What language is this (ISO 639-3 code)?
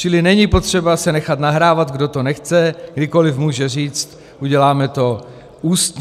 ces